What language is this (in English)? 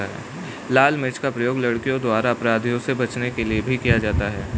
Hindi